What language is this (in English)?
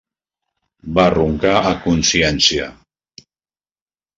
Catalan